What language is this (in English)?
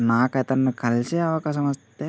Telugu